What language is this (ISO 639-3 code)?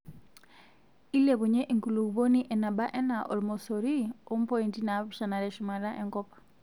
mas